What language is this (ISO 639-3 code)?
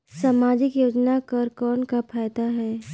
hne